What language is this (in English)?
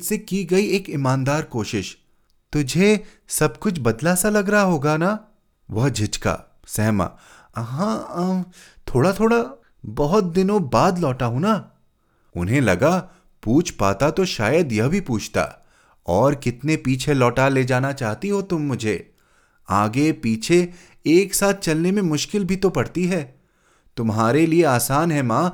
Hindi